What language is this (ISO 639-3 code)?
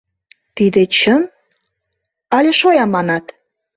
chm